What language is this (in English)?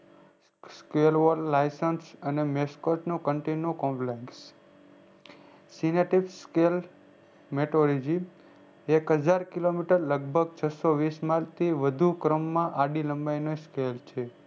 Gujarati